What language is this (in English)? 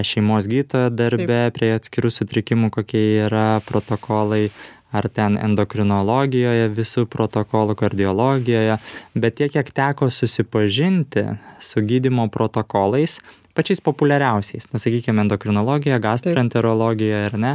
Lithuanian